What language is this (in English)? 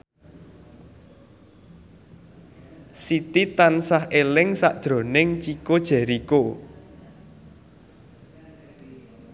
Javanese